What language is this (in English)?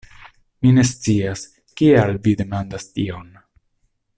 Esperanto